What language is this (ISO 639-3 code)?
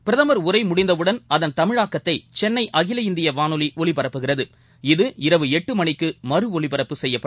tam